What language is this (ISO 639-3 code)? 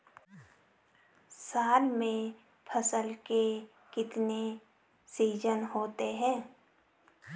hin